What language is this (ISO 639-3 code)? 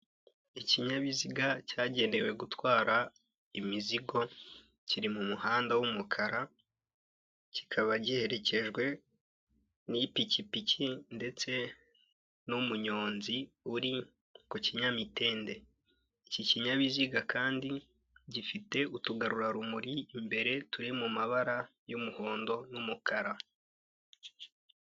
kin